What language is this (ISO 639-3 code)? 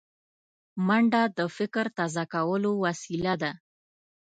pus